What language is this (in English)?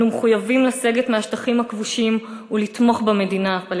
Hebrew